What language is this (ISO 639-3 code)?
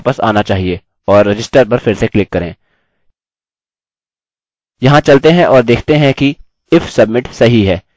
hin